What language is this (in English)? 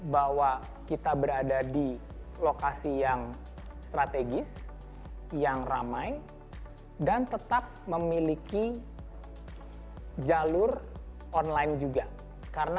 Indonesian